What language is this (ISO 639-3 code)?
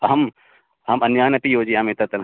san